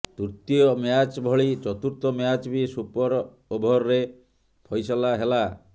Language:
Odia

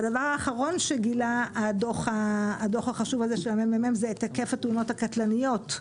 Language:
Hebrew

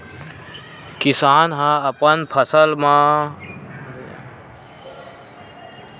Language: Chhattisgarhi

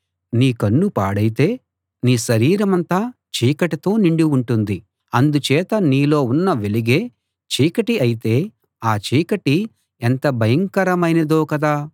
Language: Telugu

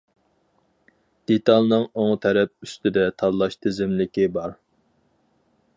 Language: Uyghur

